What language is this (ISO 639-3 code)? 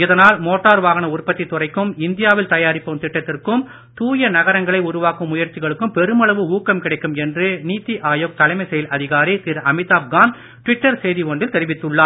tam